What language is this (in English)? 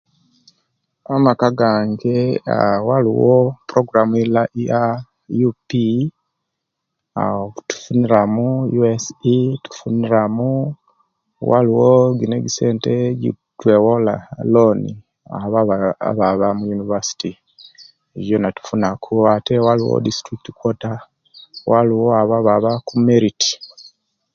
Kenyi